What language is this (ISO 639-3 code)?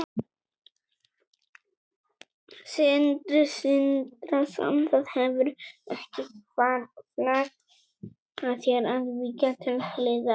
isl